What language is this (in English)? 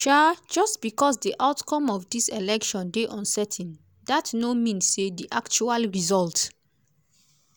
Nigerian Pidgin